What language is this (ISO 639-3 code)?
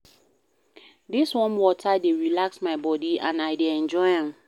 pcm